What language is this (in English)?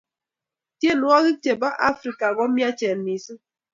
Kalenjin